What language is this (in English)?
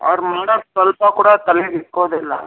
Kannada